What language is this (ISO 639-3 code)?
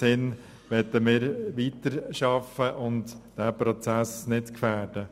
gsw